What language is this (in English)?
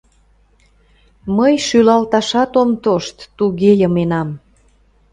Mari